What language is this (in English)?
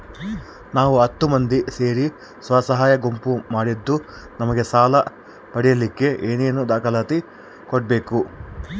Kannada